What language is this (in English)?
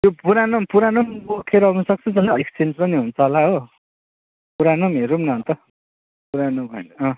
Nepali